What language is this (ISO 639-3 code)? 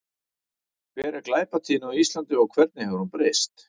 isl